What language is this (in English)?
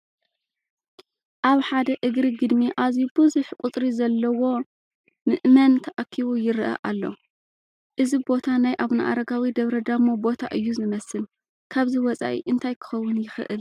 Tigrinya